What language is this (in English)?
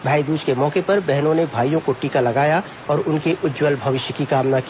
Hindi